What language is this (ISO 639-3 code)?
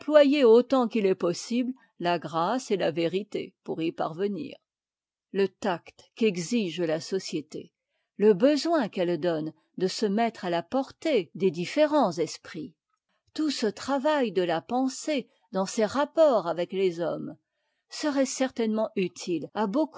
fra